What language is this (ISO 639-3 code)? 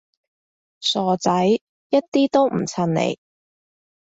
yue